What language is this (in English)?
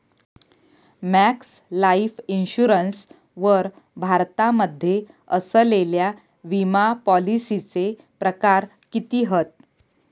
Marathi